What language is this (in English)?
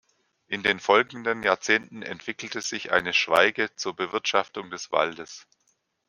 German